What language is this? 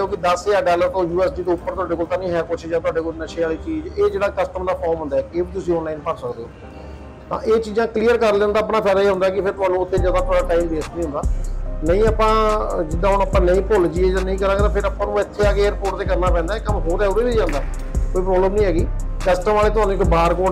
Punjabi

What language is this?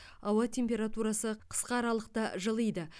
Kazakh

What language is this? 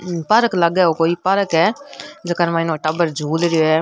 Rajasthani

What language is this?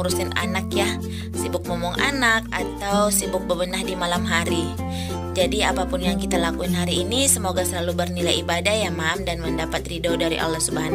Indonesian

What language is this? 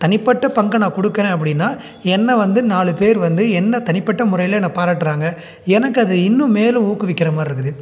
Tamil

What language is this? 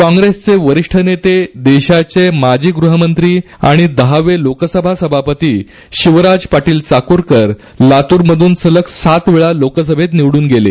Marathi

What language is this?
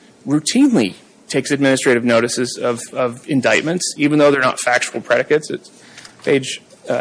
English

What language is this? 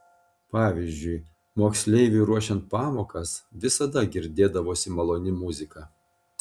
Lithuanian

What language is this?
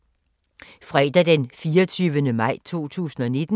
Danish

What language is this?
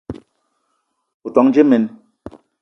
Eton (Cameroon)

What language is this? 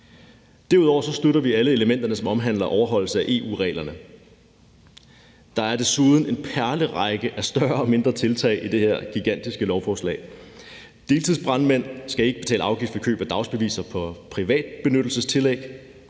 Danish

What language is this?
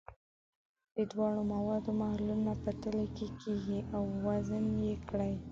Pashto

